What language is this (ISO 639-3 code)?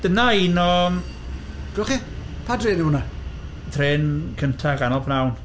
cym